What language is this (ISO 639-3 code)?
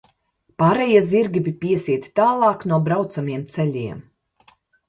lav